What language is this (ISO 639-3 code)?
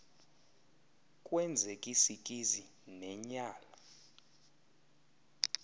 xho